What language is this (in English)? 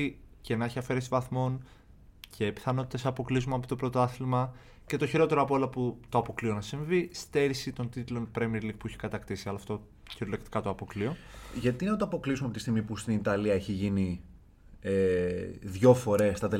Greek